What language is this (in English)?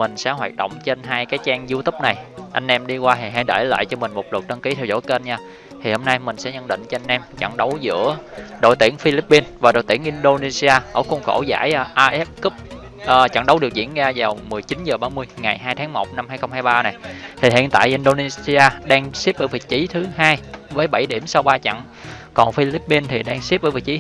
Vietnamese